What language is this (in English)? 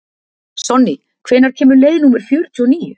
Icelandic